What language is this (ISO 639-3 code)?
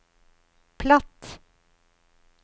nor